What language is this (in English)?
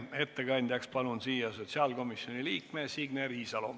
Estonian